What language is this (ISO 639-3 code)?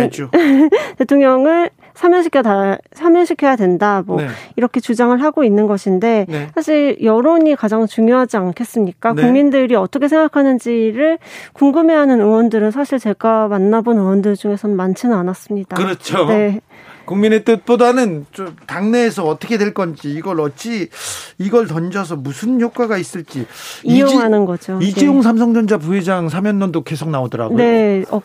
kor